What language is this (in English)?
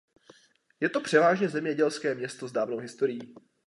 Czech